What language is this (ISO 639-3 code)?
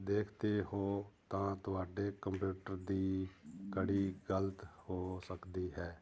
pan